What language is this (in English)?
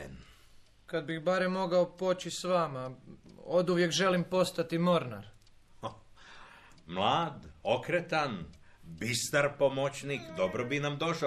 Croatian